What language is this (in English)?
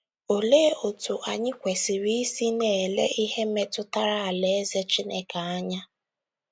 Igbo